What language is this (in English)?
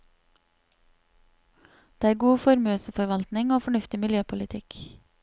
Norwegian